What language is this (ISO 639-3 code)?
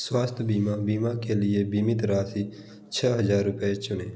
hin